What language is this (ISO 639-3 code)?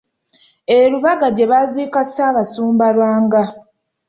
lug